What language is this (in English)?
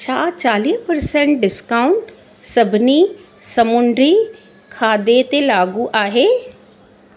Sindhi